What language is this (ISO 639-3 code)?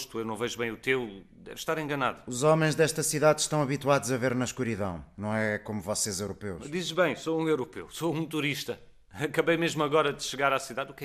por